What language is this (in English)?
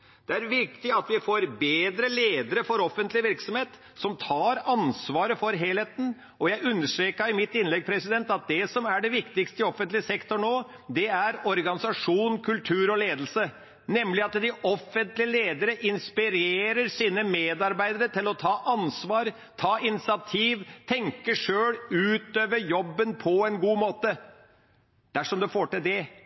Norwegian Bokmål